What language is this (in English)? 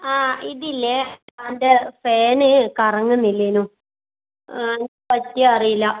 Malayalam